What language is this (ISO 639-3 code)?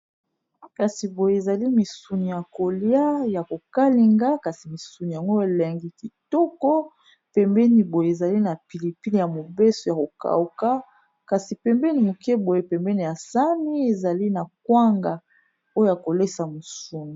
lin